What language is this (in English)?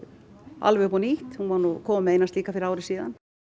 Icelandic